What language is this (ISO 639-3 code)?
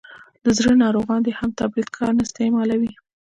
pus